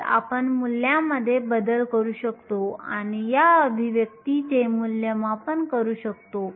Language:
Marathi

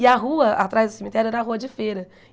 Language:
Portuguese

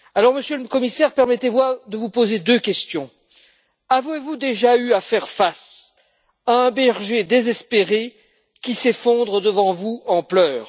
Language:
French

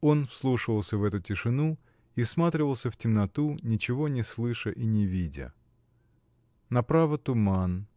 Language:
Russian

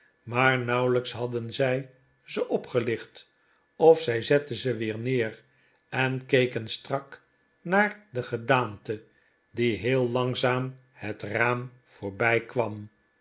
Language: Dutch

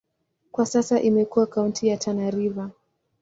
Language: Swahili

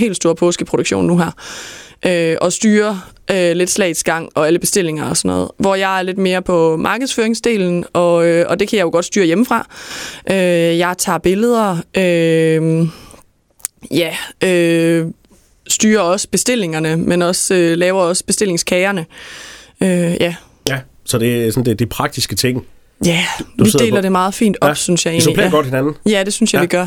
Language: Danish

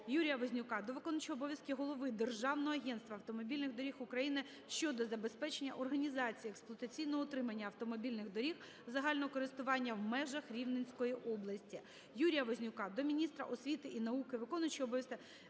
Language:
Ukrainian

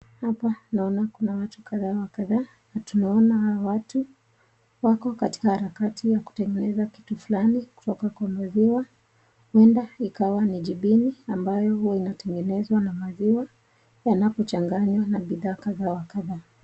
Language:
Swahili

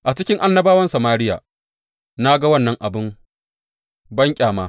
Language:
Hausa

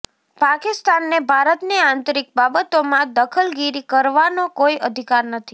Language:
Gujarati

